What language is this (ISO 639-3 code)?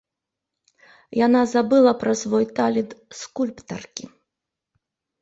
bel